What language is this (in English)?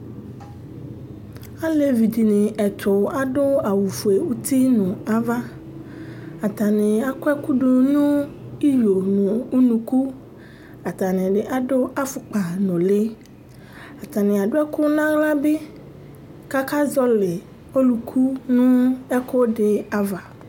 Ikposo